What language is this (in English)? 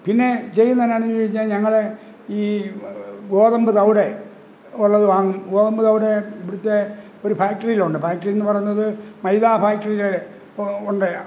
Malayalam